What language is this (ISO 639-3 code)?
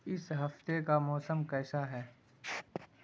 urd